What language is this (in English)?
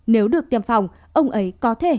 Vietnamese